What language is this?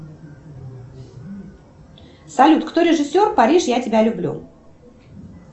Russian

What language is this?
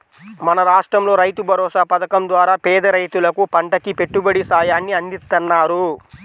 Telugu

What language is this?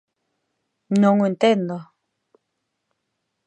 Galician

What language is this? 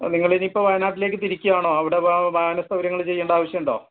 Malayalam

